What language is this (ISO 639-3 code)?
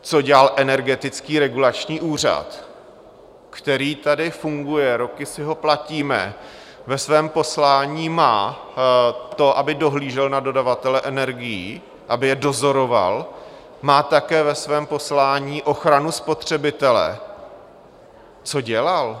ces